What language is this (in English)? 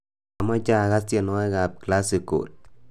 Kalenjin